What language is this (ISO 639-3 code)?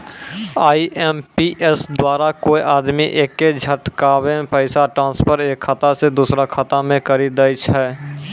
mai